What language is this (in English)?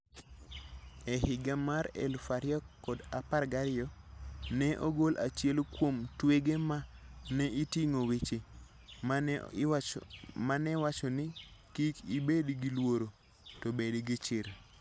Luo (Kenya and Tanzania)